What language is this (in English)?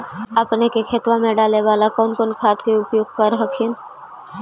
Magahi